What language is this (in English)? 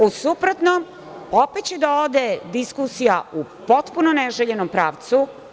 Serbian